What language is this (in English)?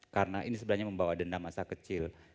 Indonesian